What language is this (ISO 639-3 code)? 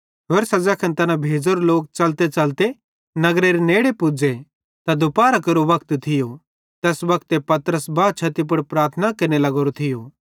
bhd